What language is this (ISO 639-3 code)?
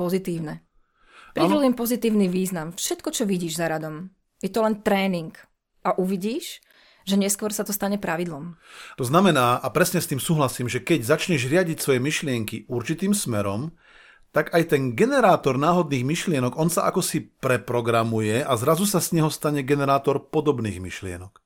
slk